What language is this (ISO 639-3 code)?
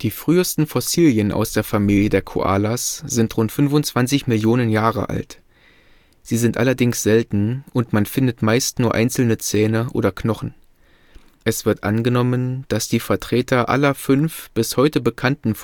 deu